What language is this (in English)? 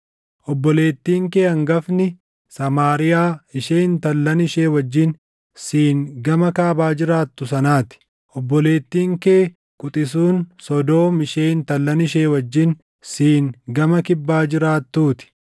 Oromo